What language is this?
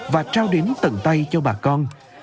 Vietnamese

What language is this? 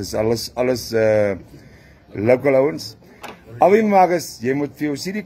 Dutch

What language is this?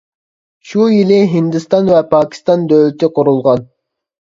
Uyghur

